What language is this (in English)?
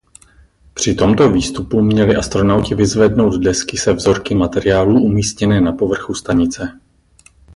Czech